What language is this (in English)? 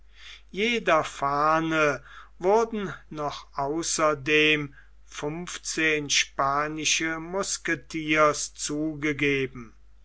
German